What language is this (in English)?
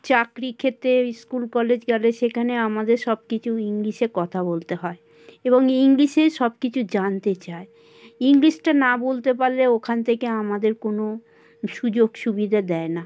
Bangla